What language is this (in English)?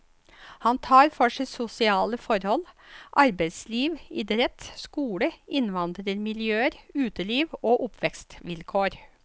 Norwegian